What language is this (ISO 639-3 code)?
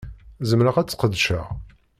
kab